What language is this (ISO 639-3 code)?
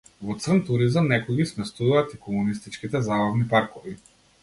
mkd